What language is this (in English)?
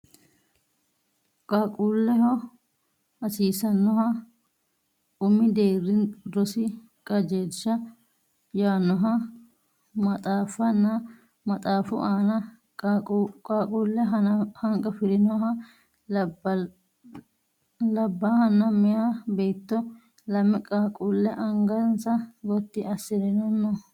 Sidamo